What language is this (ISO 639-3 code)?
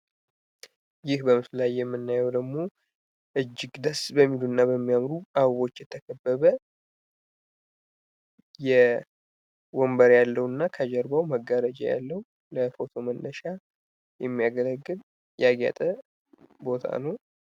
amh